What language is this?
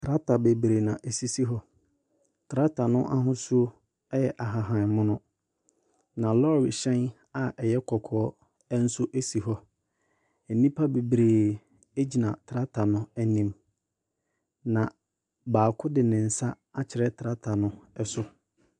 Akan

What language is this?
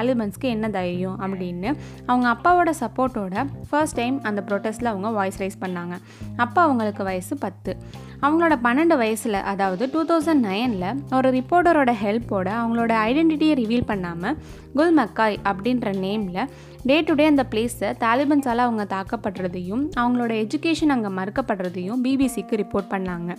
Tamil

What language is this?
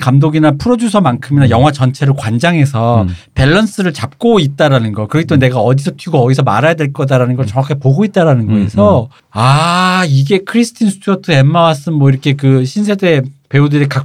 Korean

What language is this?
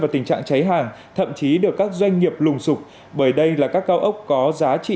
Vietnamese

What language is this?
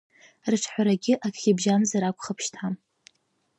Abkhazian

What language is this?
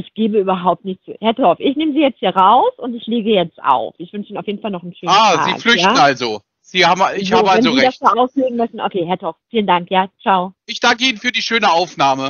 German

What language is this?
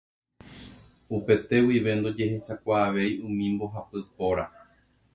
Guarani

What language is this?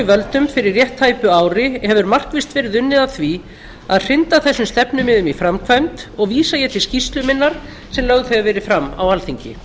Icelandic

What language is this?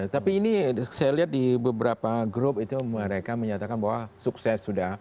Indonesian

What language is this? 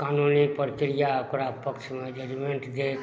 Maithili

